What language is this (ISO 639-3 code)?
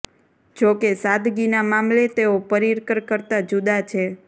guj